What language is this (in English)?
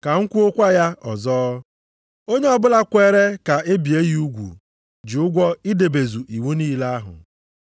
Igbo